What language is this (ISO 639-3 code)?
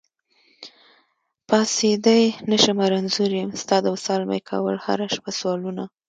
pus